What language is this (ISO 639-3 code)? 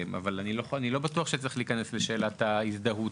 heb